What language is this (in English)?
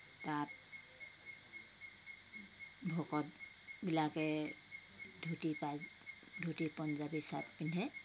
Assamese